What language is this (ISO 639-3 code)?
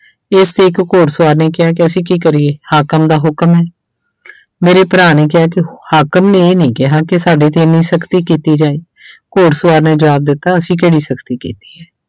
pan